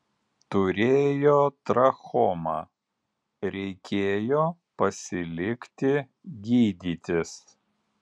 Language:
Lithuanian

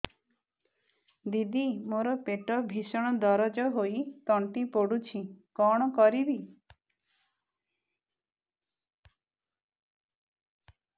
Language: Odia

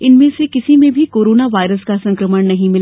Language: Hindi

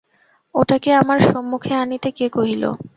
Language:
Bangla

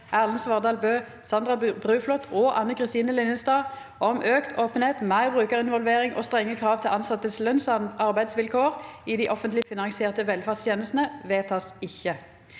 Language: Norwegian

